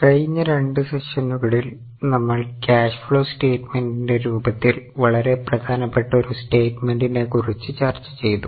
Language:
Malayalam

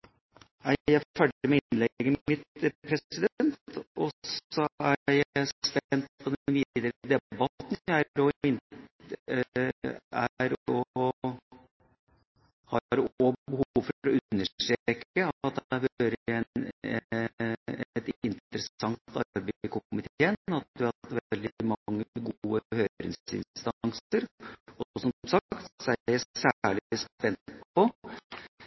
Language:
Norwegian Bokmål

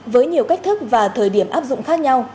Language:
Vietnamese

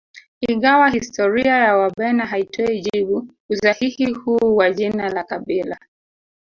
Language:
Swahili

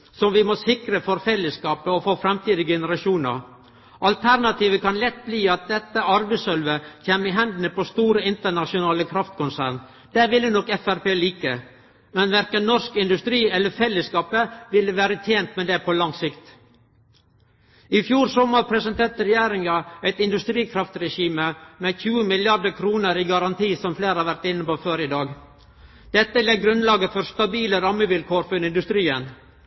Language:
Norwegian Nynorsk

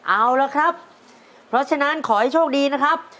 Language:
Thai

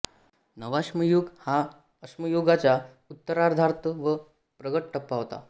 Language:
Marathi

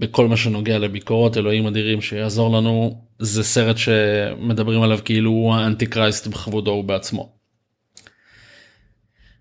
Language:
Hebrew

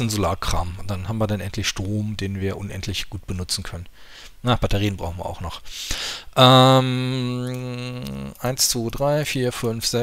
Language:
German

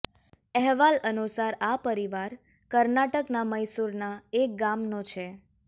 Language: Gujarati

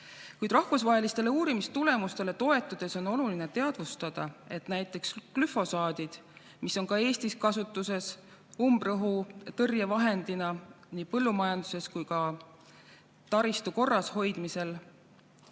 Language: Estonian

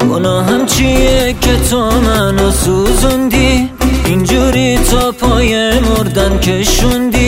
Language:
Persian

